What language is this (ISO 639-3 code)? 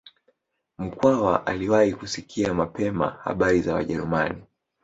swa